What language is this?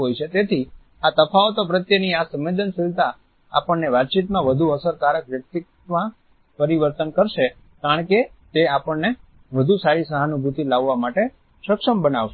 Gujarati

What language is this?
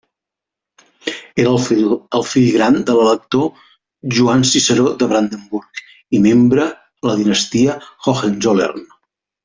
Catalan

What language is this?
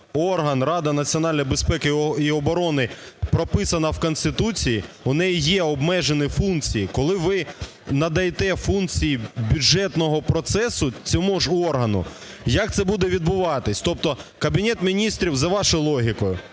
Ukrainian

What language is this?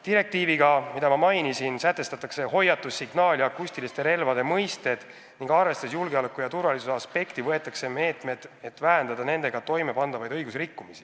Estonian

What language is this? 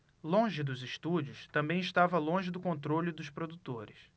Portuguese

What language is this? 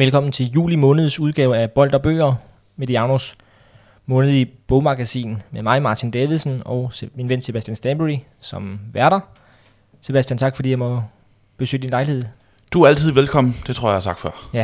Danish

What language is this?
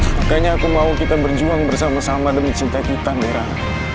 Indonesian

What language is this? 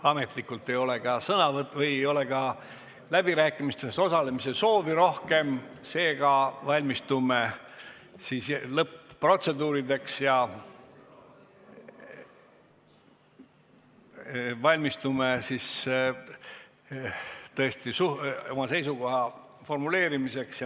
Estonian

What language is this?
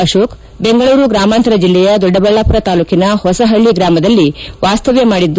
Kannada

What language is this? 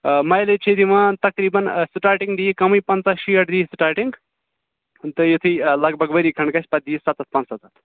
Kashmiri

